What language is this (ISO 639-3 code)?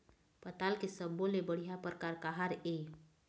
hne